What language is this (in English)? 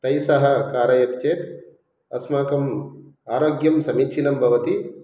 Sanskrit